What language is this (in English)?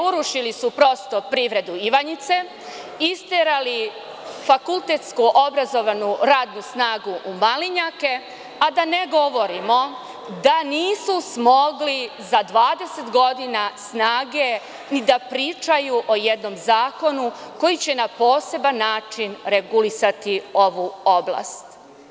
Serbian